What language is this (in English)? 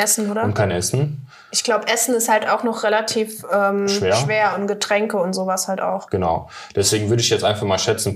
German